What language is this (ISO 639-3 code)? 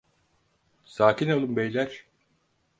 tur